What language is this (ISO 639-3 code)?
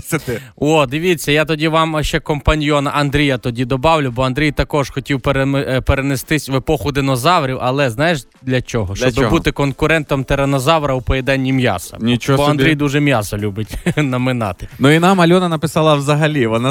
ukr